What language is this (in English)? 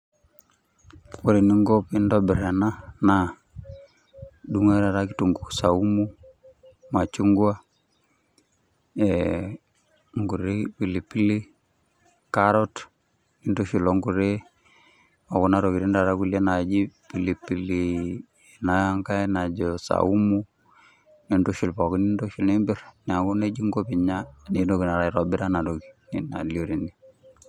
Masai